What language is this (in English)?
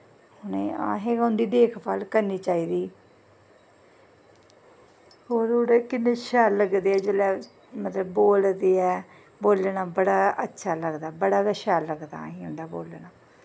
Dogri